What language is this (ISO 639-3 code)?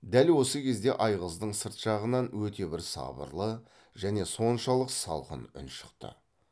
kaz